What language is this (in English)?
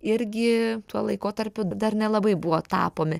Lithuanian